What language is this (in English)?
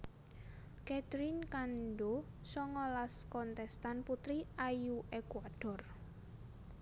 Javanese